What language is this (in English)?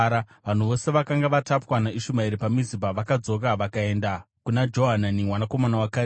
Shona